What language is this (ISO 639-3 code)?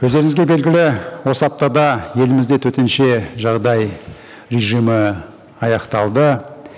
kaz